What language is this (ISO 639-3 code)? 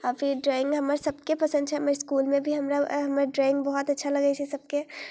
mai